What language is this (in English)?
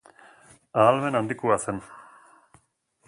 Basque